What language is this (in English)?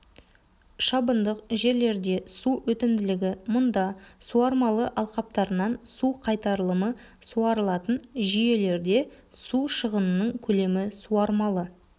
Kazakh